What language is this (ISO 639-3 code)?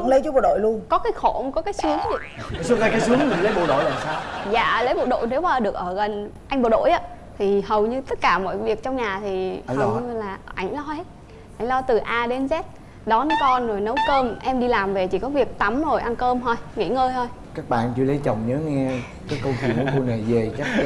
vie